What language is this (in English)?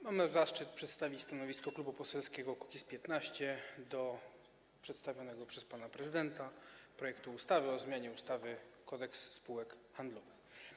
Polish